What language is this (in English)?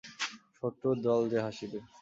Bangla